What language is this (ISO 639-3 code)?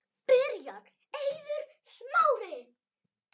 isl